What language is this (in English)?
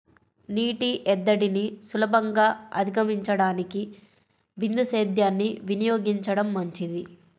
Telugu